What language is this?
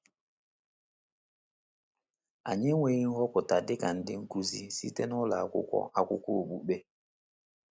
Igbo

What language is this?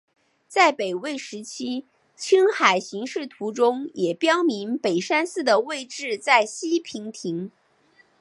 Chinese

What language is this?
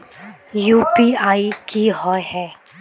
Magahi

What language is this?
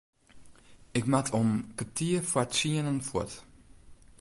Western Frisian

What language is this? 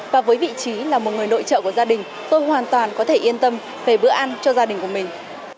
Vietnamese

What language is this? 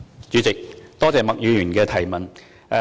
Cantonese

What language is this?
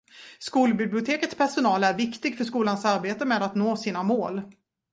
Swedish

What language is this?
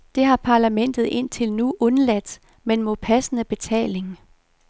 Danish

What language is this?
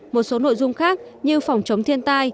Vietnamese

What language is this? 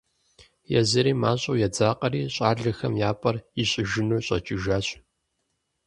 Kabardian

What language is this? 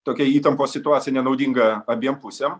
Lithuanian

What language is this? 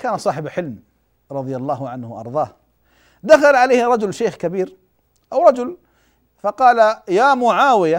Arabic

